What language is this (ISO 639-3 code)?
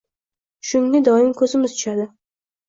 uzb